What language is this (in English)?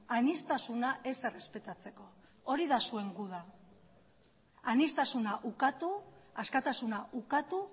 Basque